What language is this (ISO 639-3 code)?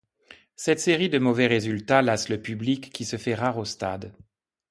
fra